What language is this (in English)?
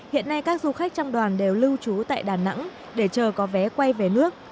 Vietnamese